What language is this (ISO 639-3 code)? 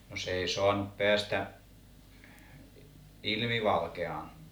fin